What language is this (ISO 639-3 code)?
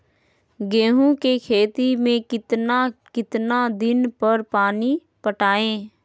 mag